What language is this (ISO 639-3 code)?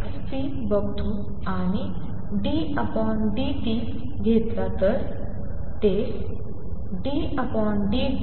mar